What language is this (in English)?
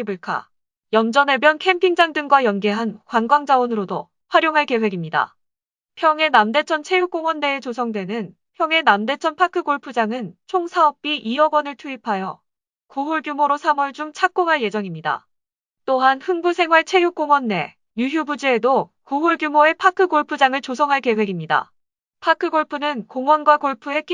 Korean